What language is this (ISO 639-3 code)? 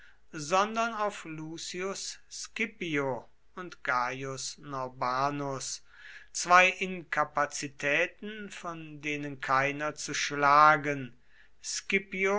deu